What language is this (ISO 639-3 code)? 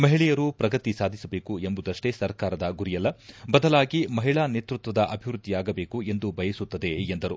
kan